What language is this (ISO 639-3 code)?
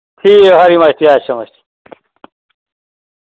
doi